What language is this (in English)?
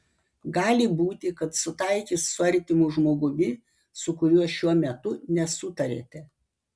Lithuanian